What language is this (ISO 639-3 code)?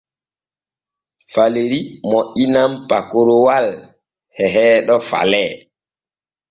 fue